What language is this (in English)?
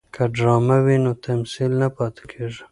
Pashto